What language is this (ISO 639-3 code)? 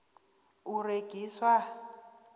nbl